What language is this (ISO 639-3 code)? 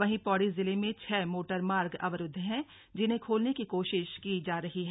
hin